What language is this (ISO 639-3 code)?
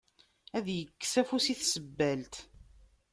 kab